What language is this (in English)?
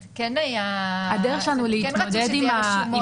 Hebrew